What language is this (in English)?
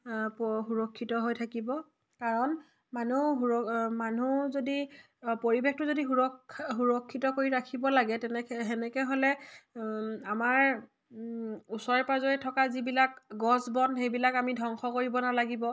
Assamese